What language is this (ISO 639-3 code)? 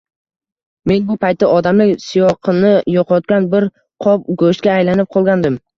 uzb